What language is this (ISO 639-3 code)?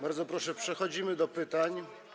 pol